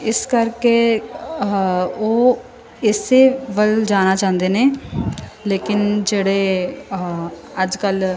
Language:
Punjabi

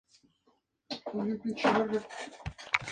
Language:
Spanish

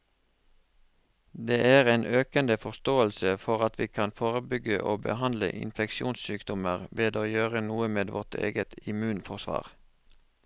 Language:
Norwegian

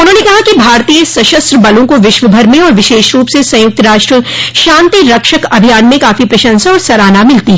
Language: Hindi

